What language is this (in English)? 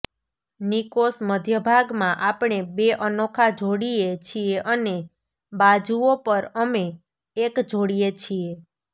Gujarati